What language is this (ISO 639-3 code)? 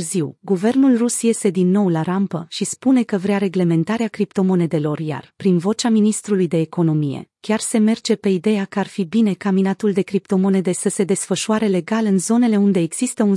ron